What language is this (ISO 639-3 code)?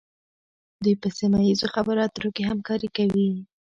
pus